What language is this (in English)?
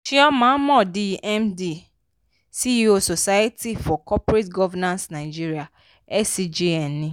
Yoruba